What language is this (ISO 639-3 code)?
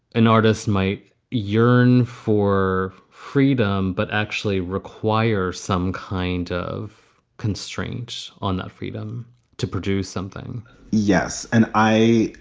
eng